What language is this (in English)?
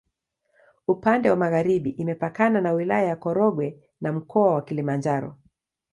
Swahili